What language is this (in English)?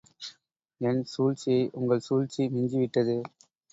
Tamil